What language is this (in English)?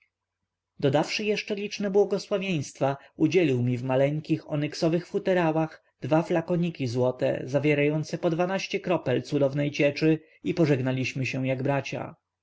Polish